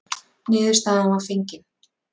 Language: Icelandic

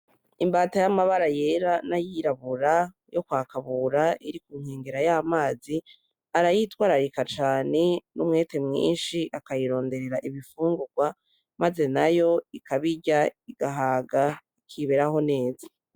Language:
Rundi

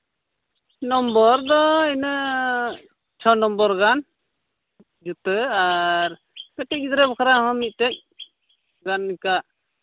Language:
Santali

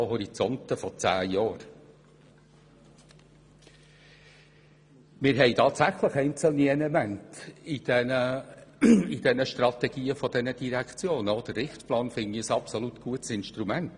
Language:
Swiss German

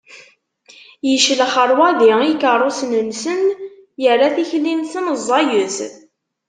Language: Kabyle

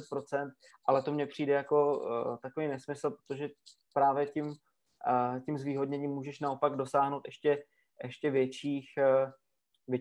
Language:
Czech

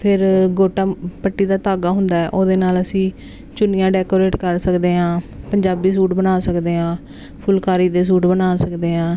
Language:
Punjabi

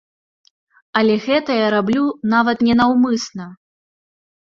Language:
Belarusian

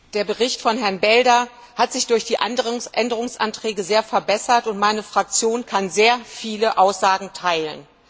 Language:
German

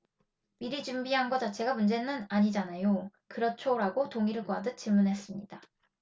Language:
Korean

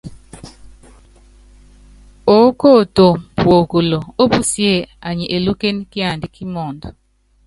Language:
Yangben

